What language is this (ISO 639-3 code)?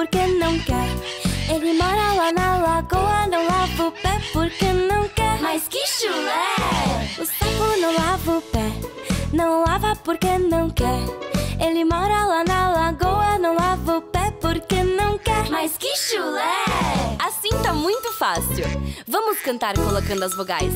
por